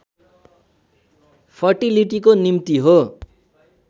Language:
Nepali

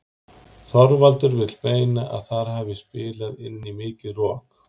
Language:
Icelandic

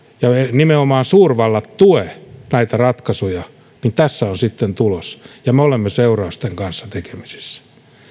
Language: Finnish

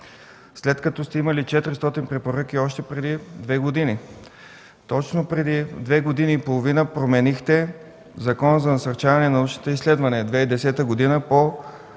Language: Bulgarian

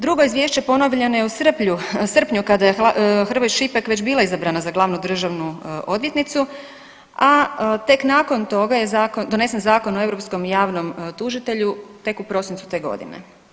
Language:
Croatian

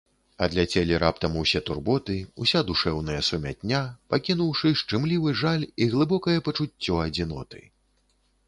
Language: Belarusian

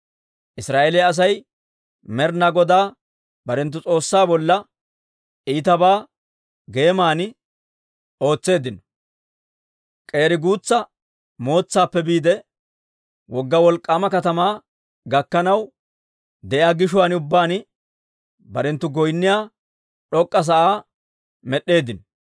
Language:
Dawro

